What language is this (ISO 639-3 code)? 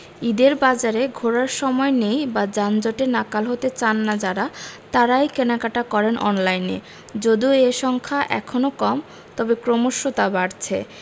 ben